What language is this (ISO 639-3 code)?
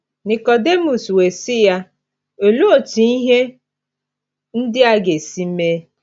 ibo